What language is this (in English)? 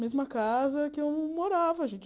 Portuguese